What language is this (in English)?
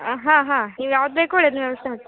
Kannada